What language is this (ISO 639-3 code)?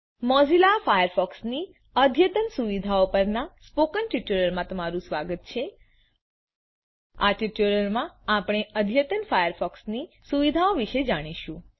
guj